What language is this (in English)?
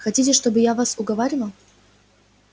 Russian